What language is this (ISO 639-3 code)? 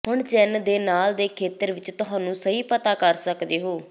pan